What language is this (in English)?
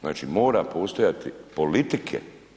Croatian